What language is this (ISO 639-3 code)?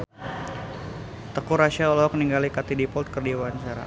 sun